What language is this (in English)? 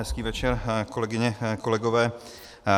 Czech